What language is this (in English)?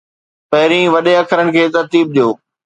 Sindhi